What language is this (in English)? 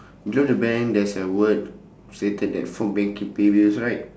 English